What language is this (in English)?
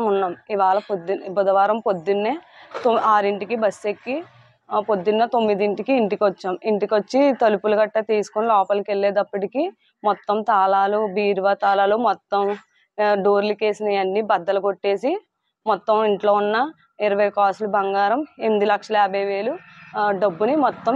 Telugu